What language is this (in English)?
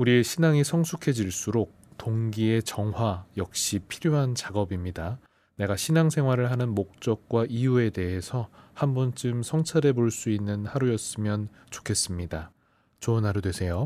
Korean